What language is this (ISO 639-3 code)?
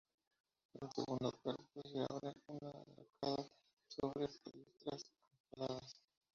spa